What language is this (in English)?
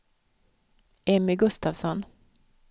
Swedish